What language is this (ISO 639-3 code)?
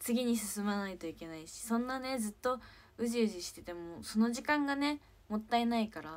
jpn